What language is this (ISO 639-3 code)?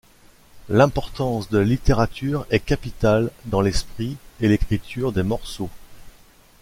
fra